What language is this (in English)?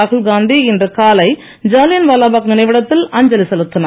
Tamil